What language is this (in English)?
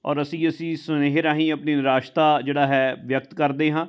Punjabi